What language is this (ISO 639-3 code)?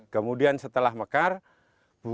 ind